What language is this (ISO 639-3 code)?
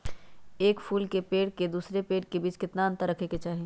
mag